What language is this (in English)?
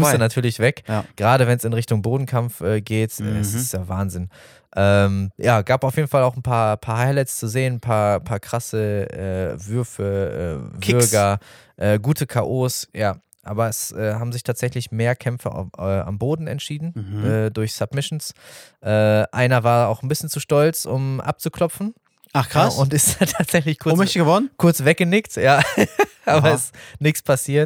German